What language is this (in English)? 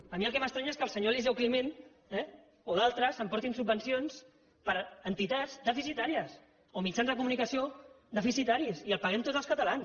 Catalan